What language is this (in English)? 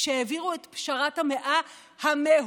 Hebrew